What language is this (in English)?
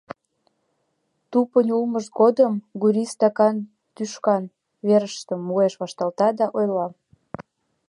Mari